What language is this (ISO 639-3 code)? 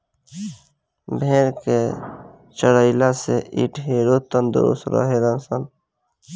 bho